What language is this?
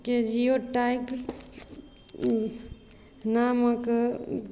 Maithili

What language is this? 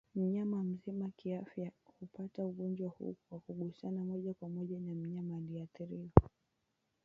Swahili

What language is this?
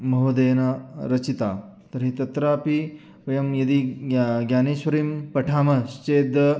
Sanskrit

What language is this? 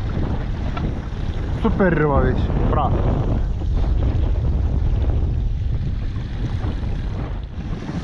Bulgarian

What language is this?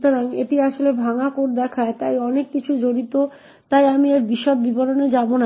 Bangla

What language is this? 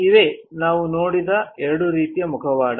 Kannada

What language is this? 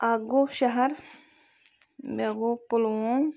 Kashmiri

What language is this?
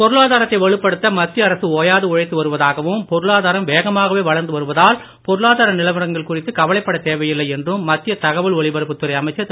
Tamil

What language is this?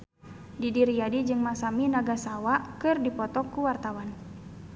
Sundanese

